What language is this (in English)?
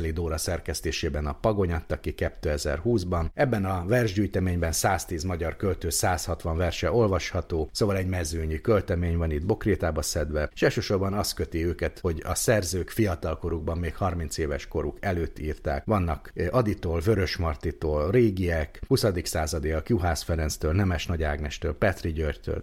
Hungarian